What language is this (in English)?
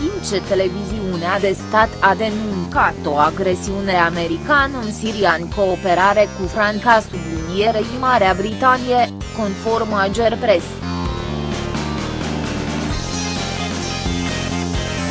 Romanian